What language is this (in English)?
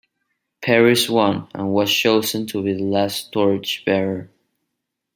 English